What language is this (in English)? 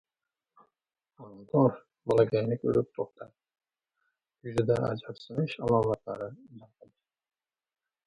Uzbek